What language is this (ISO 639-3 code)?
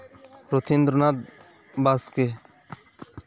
sat